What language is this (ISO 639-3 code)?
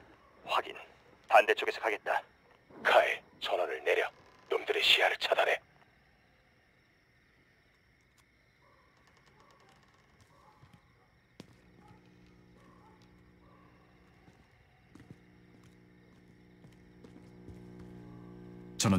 kor